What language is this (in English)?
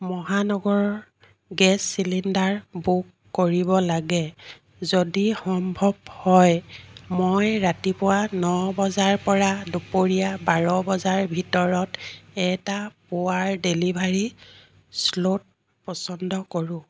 Assamese